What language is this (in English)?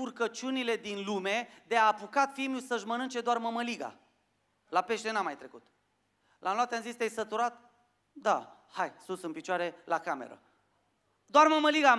Romanian